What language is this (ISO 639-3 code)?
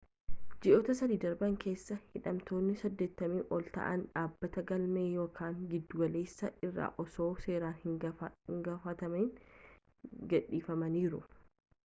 orm